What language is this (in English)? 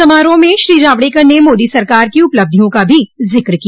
Hindi